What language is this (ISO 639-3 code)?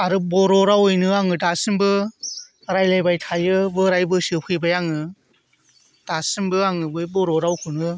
brx